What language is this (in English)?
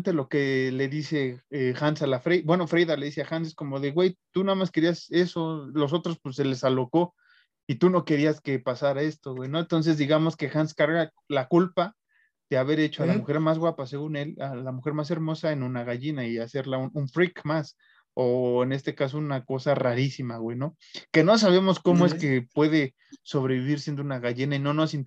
Spanish